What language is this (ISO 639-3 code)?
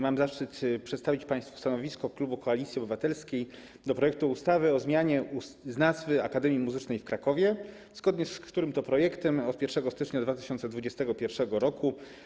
pol